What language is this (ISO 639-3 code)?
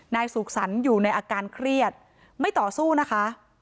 tha